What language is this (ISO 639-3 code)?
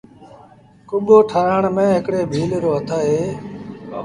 sbn